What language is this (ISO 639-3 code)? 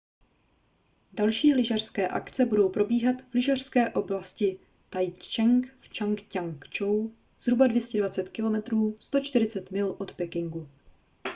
ces